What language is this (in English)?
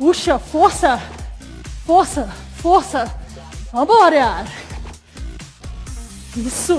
Portuguese